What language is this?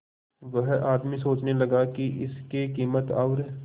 Hindi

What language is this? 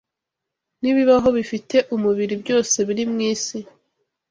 Kinyarwanda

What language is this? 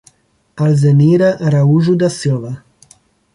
Portuguese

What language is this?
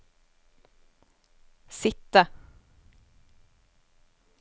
Norwegian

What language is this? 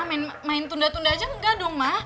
Indonesian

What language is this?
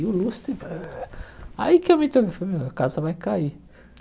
Portuguese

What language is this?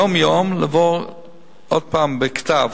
Hebrew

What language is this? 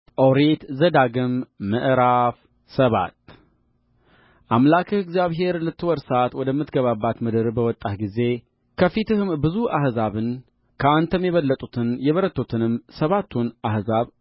Amharic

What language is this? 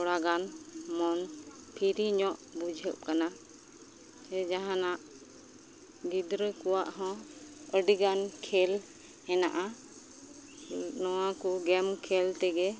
Santali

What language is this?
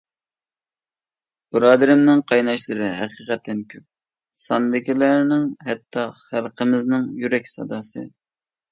Uyghur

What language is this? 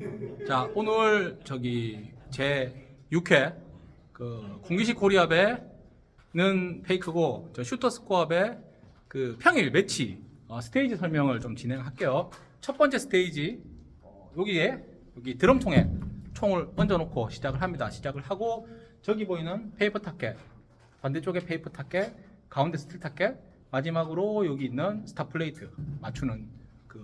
Korean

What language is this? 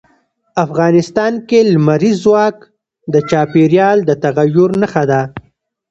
Pashto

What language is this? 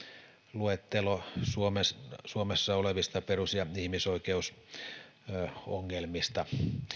Finnish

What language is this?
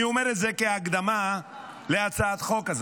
Hebrew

